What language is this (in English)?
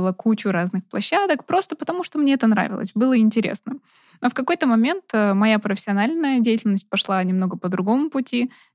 Russian